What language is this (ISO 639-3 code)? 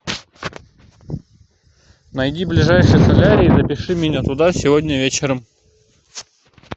rus